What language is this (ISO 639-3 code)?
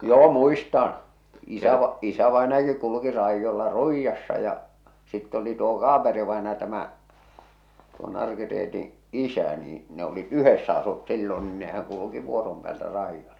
fin